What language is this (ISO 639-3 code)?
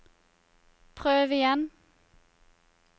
nor